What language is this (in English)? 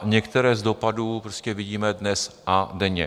Czech